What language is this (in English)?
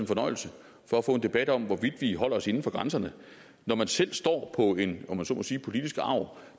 Danish